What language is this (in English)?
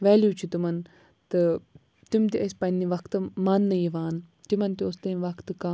Kashmiri